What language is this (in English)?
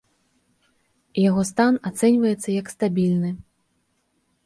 Belarusian